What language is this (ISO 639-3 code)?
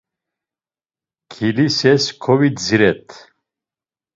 lzz